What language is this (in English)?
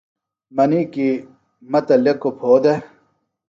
Phalura